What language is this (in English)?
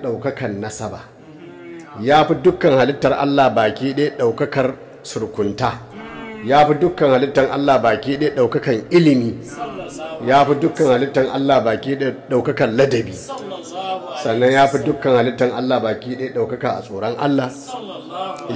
Arabic